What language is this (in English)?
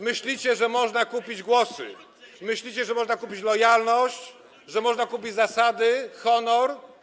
Polish